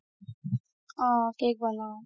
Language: Assamese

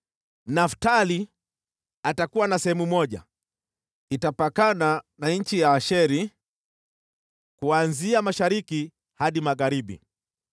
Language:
Swahili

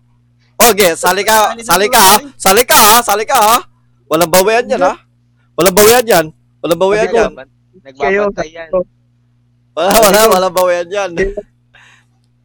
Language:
Filipino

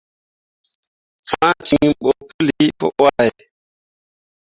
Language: Mundang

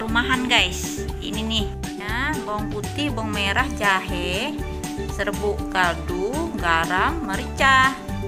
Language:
Indonesian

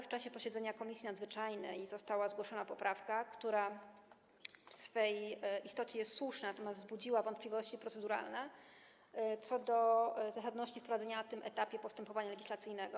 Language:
Polish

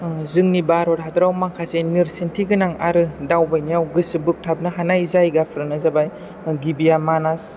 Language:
Bodo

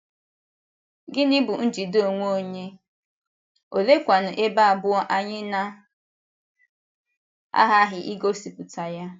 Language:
Igbo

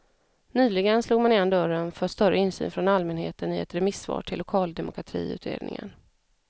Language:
Swedish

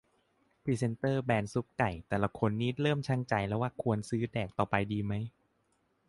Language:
Thai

